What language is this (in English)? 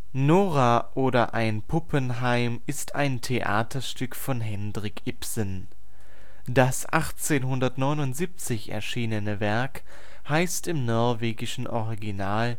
German